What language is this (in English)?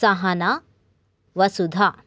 Sanskrit